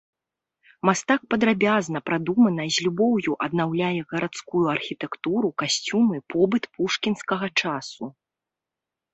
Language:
Belarusian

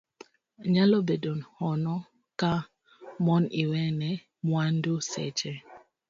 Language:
Luo (Kenya and Tanzania)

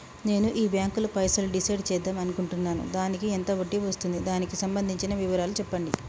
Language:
Telugu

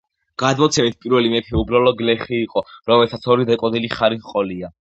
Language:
Georgian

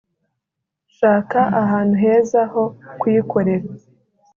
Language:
Kinyarwanda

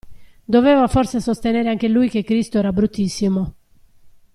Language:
Italian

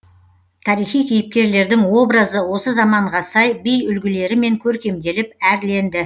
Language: Kazakh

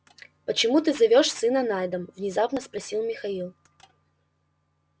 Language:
Russian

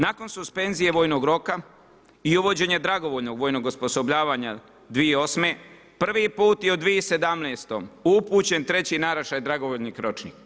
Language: Croatian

